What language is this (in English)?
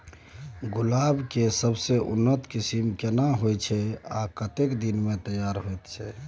Maithili